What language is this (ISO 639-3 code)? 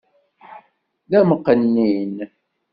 kab